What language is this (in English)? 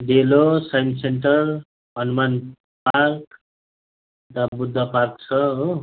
Nepali